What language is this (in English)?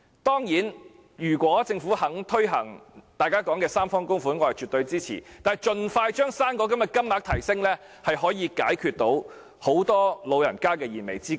Cantonese